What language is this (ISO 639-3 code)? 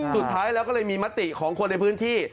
tha